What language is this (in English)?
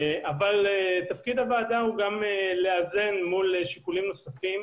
Hebrew